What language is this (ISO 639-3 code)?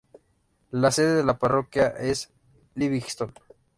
spa